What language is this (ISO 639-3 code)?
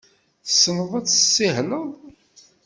kab